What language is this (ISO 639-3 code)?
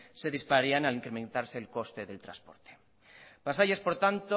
spa